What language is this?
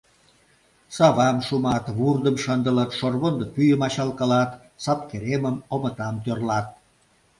Mari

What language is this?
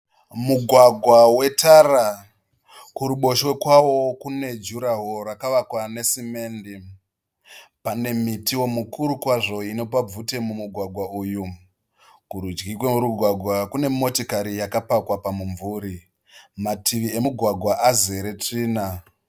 Shona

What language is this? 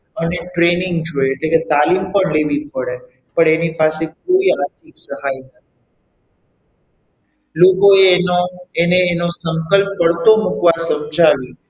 Gujarati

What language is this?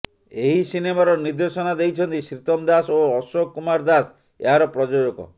Odia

